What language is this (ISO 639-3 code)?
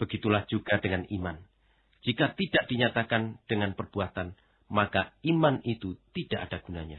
ind